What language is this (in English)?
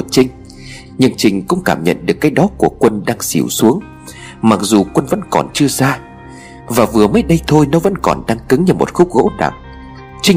Vietnamese